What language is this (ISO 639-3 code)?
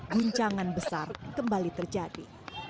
ind